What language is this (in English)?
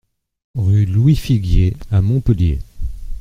French